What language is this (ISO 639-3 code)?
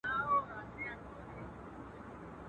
pus